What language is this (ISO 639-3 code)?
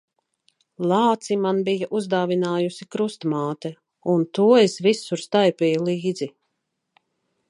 lav